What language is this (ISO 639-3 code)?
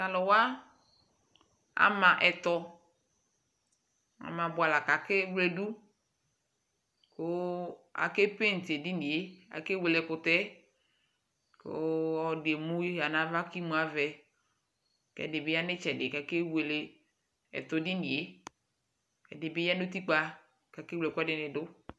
kpo